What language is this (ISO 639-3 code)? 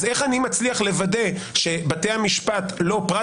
heb